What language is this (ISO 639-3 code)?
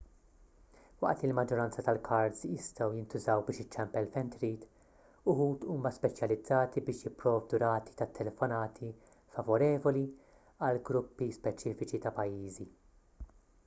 mlt